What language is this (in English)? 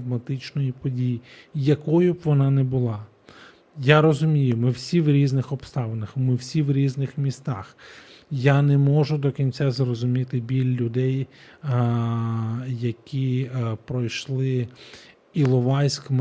Ukrainian